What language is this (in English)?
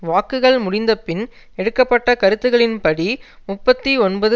Tamil